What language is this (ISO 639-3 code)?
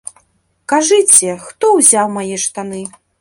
bel